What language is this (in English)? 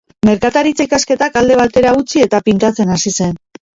Basque